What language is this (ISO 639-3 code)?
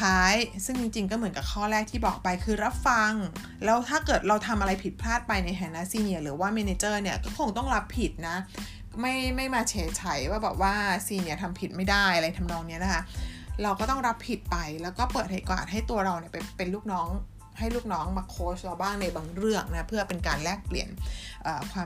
tha